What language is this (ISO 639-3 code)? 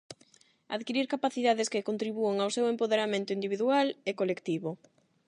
glg